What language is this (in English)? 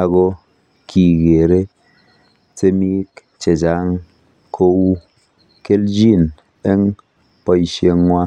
Kalenjin